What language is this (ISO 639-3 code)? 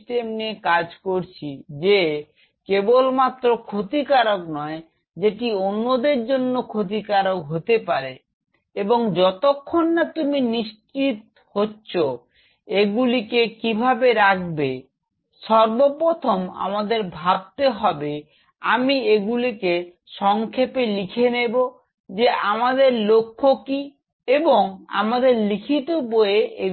ben